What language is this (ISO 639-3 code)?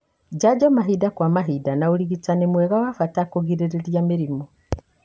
kik